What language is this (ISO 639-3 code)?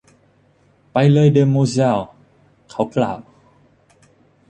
tha